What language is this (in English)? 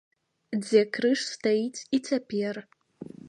Belarusian